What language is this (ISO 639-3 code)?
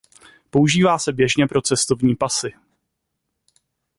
ces